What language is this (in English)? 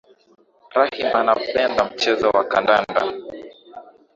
Swahili